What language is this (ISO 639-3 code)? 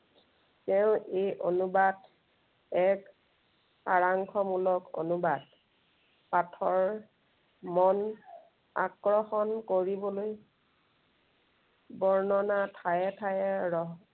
asm